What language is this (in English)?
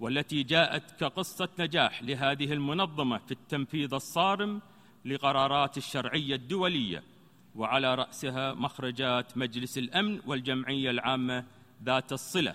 Arabic